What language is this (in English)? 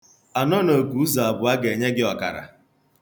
Igbo